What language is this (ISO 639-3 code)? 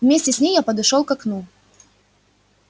rus